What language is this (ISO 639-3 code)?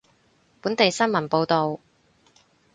yue